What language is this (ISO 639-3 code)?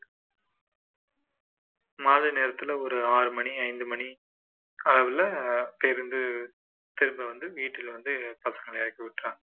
tam